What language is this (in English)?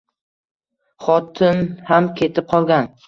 Uzbek